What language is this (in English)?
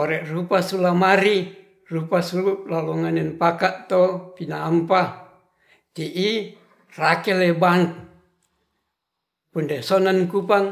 Ratahan